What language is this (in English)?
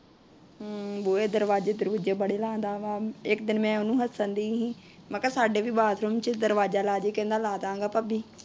Punjabi